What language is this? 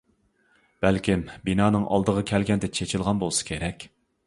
Uyghur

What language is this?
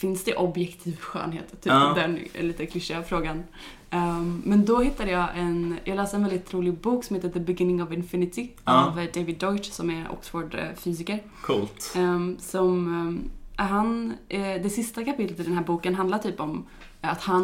Swedish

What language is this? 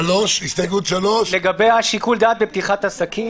Hebrew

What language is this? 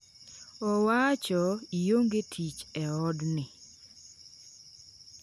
Luo (Kenya and Tanzania)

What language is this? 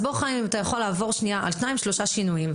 Hebrew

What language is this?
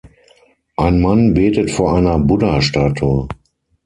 German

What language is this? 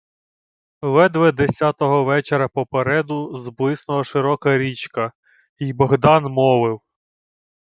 Ukrainian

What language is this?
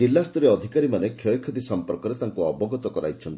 Odia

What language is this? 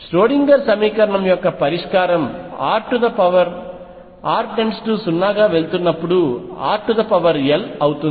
Telugu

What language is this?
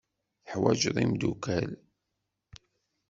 Kabyle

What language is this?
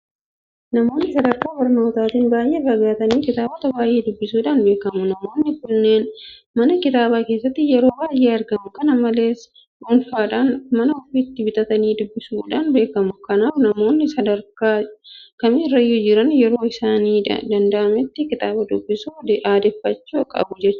Oromo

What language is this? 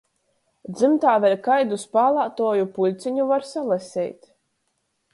Latgalian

